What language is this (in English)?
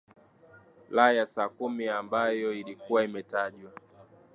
Swahili